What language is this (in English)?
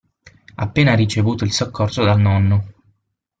Italian